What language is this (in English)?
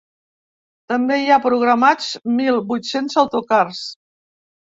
Catalan